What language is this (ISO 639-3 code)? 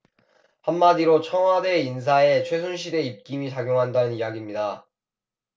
kor